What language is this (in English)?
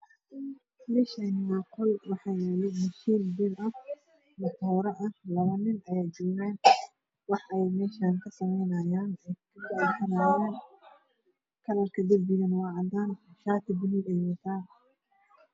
Somali